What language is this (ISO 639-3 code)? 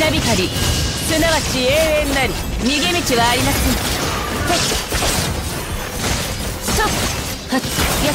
jpn